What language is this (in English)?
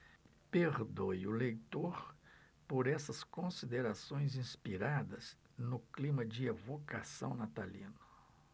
Portuguese